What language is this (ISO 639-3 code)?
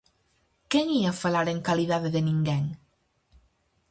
glg